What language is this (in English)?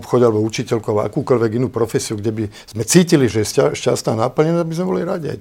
Slovak